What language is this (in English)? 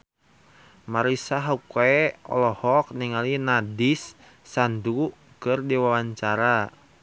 Sundanese